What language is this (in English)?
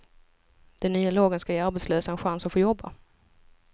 Swedish